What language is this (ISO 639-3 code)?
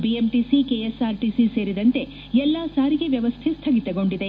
kan